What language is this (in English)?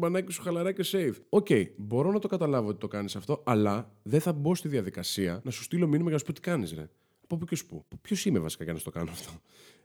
Greek